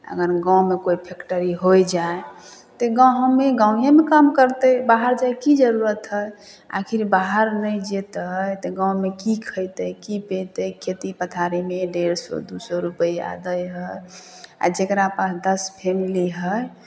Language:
Maithili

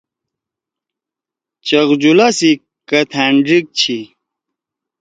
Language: Torwali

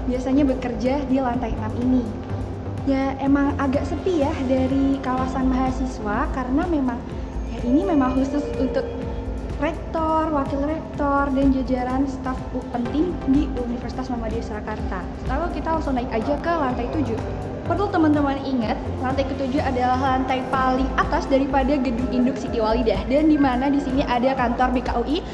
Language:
Indonesian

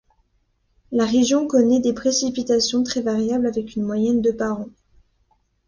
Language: French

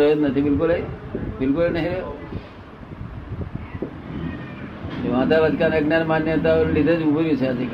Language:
Gujarati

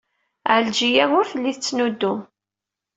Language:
Kabyle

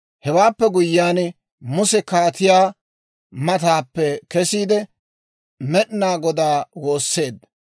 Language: Dawro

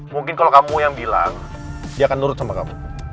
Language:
Indonesian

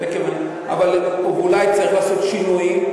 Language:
Hebrew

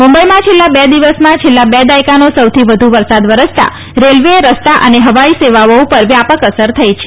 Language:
Gujarati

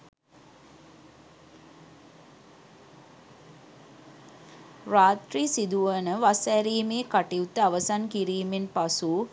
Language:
Sinhala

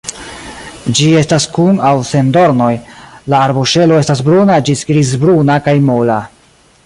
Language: Esperanto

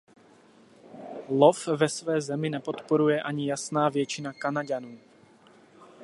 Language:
Czech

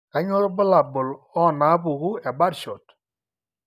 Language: Masai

